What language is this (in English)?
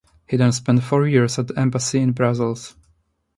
English